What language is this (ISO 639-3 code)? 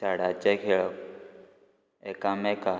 kok